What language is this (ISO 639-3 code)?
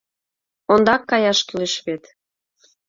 chm